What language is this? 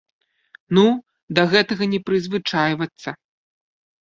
Belarusian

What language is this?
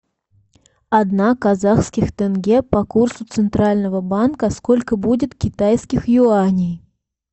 Russian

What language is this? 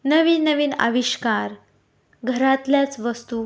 Marathi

